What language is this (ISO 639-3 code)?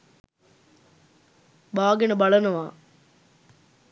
sin